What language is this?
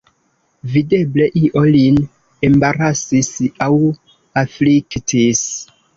Esperanto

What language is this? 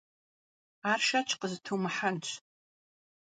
Kabardian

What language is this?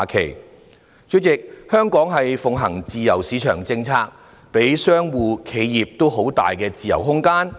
Cantonese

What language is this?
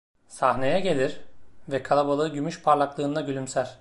Turkish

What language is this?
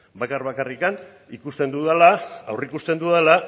Basque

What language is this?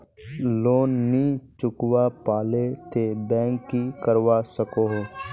Magahi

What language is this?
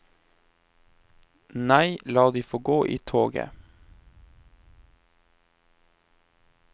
Norwegian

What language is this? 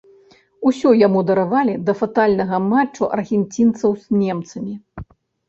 Belarusian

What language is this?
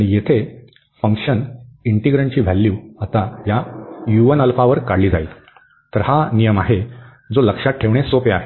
Marathi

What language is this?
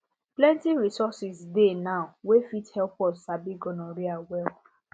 Nigerian Pidgin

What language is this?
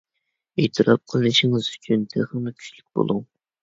Uyghur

